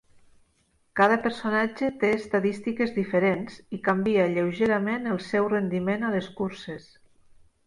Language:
Catalan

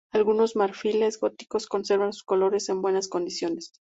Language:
Spanish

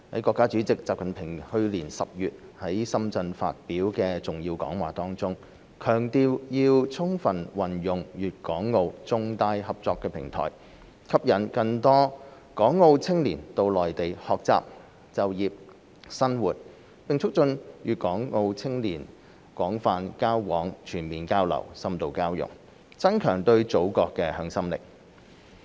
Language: Cantonese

